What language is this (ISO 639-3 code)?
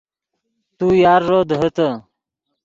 ydg